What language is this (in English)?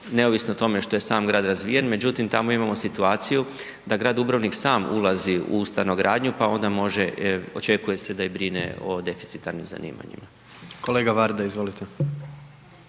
Croatian